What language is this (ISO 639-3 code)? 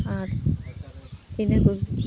sat